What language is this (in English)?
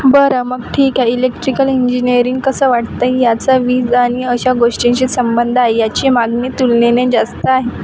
Marathi